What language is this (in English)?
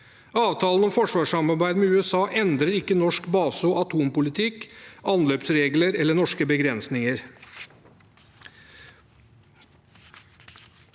Norwegian